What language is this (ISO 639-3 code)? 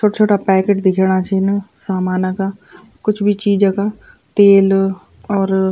gbm